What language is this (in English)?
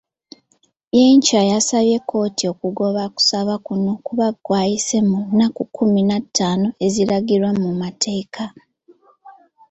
Ganda